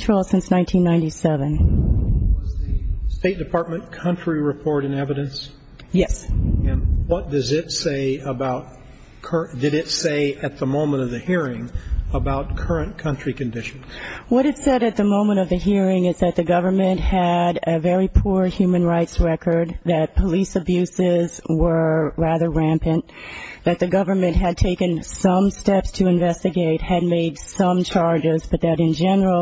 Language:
English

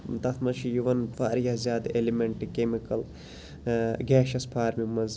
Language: Kashmiri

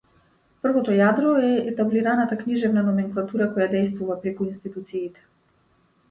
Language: Macedonian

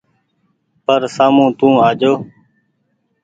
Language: Goaria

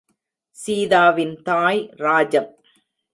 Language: Tamil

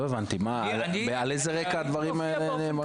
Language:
Hebrew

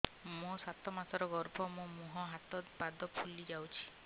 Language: Odia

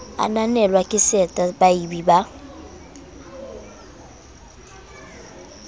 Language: Southern Sotho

